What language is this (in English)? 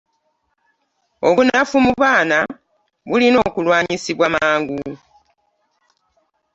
Ganda